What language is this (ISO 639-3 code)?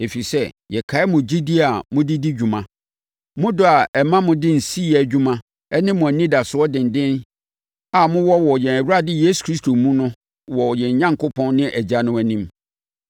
aka